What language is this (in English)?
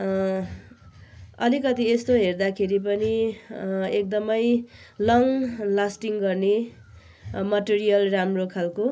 Nepali